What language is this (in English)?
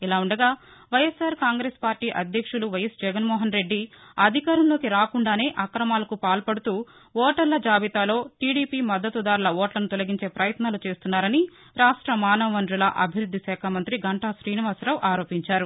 Telugu